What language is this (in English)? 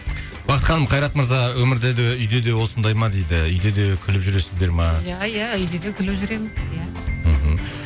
Kazakh